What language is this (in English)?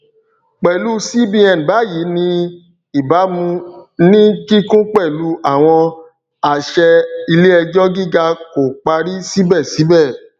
Yoruba